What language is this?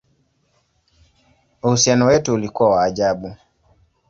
Swahili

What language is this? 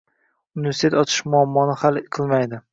Uzbek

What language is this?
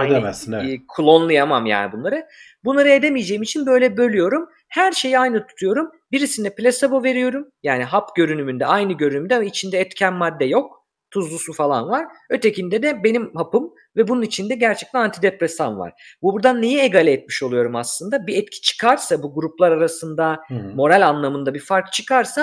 Turkish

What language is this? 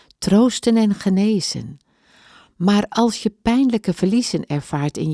Dutch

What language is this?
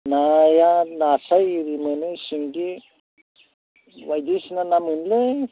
Bodo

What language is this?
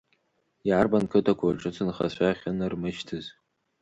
Abkhazian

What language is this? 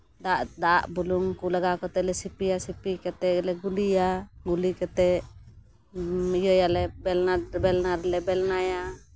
Santali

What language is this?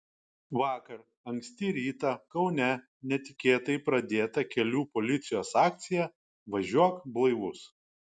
Lithuanian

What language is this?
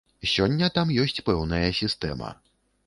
Belarusian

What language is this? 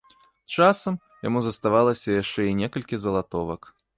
Belarusian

